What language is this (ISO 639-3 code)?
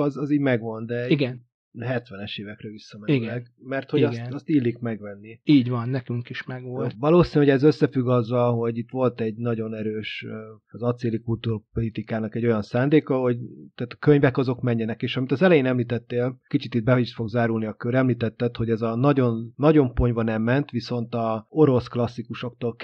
hun